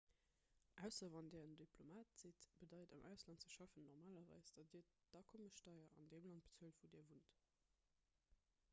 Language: Luxembourgish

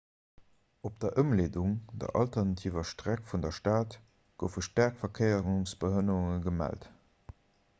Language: Luxembourgish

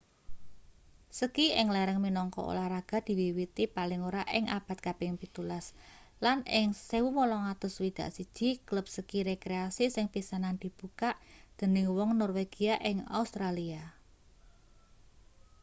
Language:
Javanese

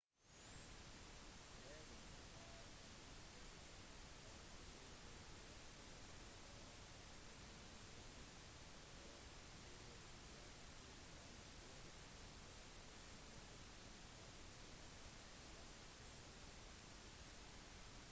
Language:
Norwegian Bokmål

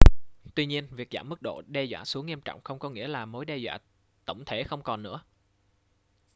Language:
Vietnamese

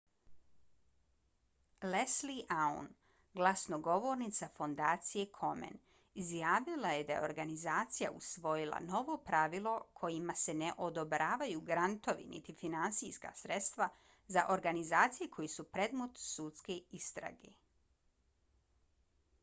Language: Bosnian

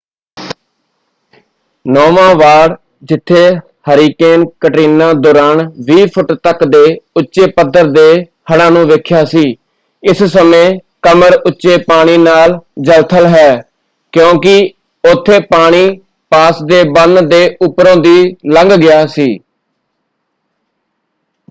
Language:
Punjabi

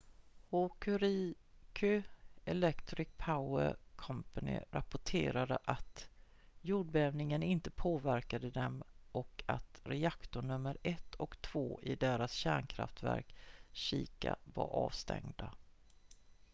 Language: Swedish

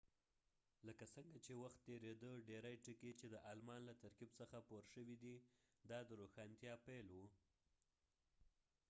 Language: Pashto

